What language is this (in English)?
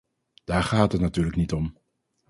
Dutch